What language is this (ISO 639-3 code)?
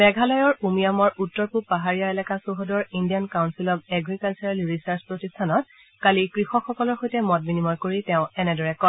asm